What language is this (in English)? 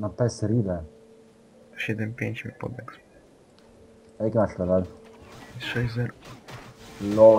Polish